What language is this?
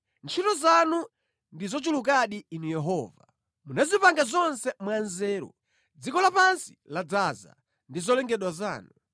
Nyanja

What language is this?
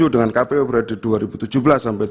Indonesian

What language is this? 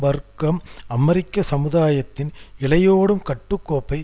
Tamil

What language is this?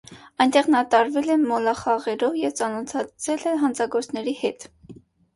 Armenian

